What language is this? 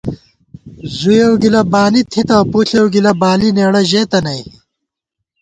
Gawar-Bati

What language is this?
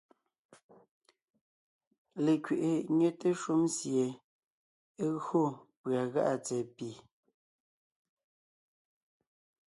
Ngiemboon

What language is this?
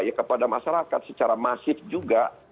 Indonesian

